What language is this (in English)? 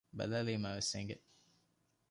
Divehi